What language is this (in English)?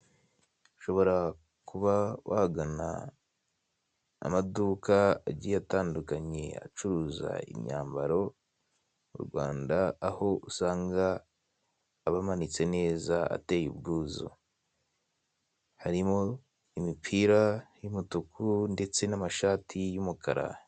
Kinyarwanda